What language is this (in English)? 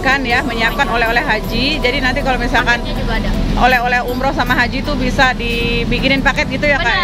Indonesian